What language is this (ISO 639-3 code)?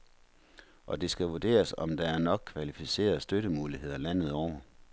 dan